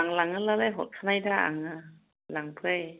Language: Bodo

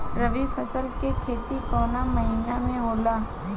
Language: Bhojpuri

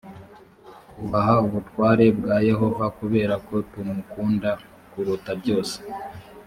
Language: Kinyarwanda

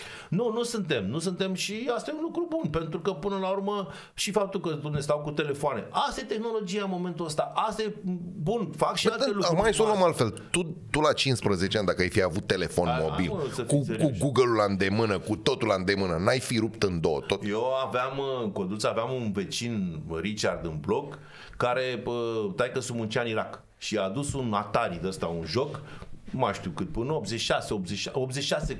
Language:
Romanian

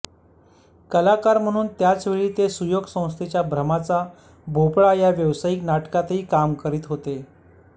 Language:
Marathi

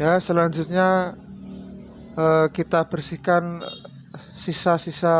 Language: Indonesian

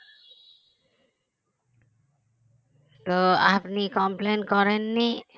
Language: Bangla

